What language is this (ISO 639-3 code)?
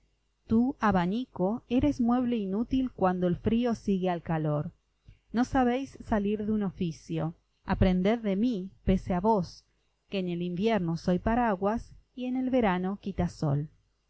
spa